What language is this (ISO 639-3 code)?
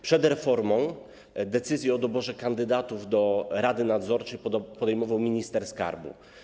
pol